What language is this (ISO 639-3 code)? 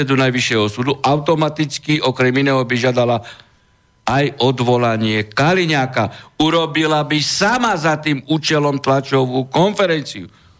slk